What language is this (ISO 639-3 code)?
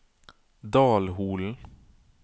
nor